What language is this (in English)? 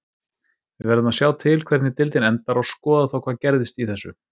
Icelandic